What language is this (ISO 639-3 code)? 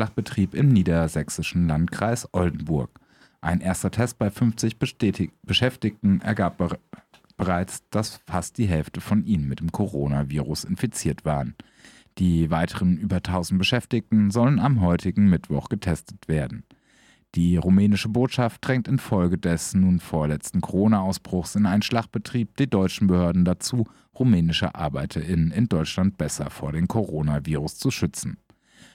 deu